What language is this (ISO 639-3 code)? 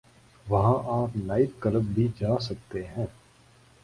urd